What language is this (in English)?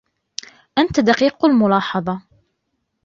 Arabic